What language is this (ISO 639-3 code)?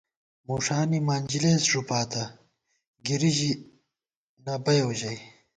gwt